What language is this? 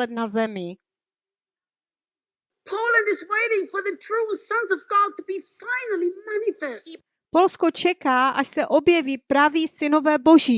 Czech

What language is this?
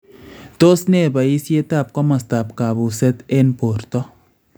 Kalenjin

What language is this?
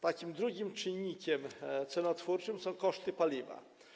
Polish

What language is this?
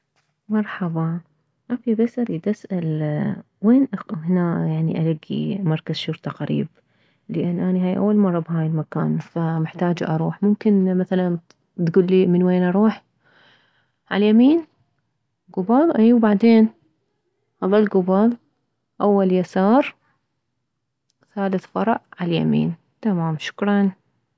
Mesopotamian Arabic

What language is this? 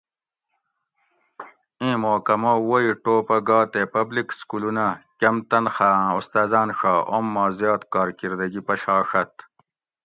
Gawri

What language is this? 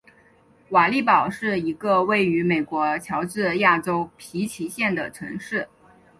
Chinese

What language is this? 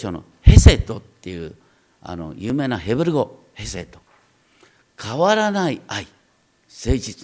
Japanese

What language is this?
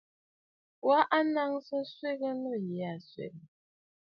Bafut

